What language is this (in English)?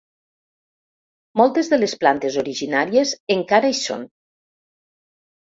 Catalan